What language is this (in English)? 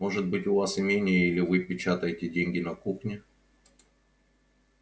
Russian